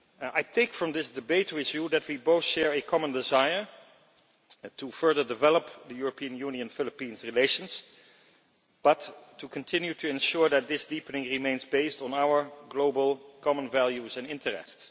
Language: English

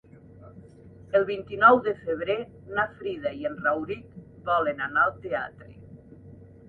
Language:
Catalan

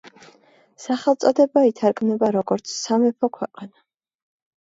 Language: Georgian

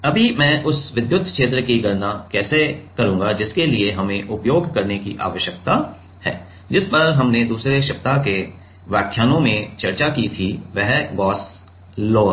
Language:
Hindi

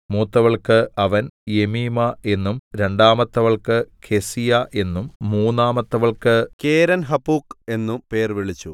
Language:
Malayalam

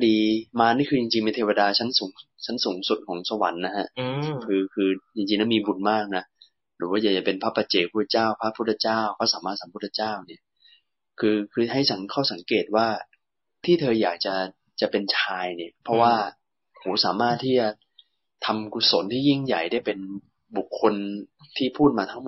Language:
Thai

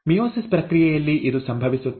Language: Kannada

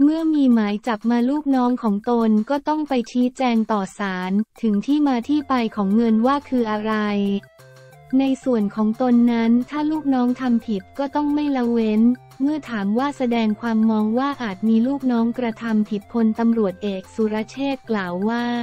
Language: Thai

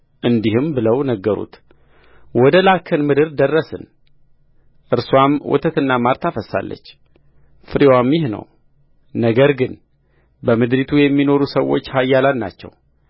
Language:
Amharic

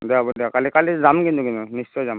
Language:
Assamese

